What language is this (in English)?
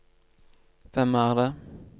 Norwegian